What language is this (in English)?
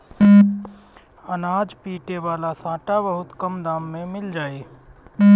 Bhojpuri